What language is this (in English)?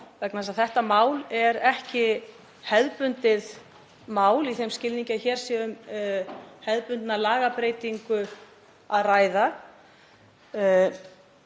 Icelandic